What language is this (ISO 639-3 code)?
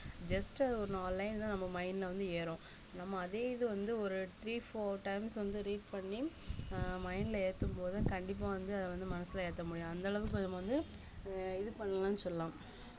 tam